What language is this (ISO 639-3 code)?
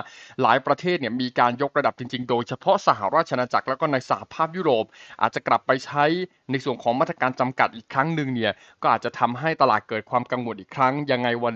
tha